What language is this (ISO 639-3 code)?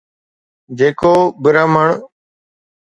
snd